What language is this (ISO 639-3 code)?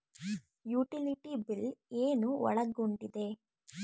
kan